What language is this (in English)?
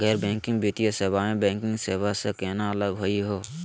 Magahi